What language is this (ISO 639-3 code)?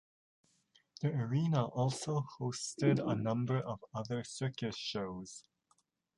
eng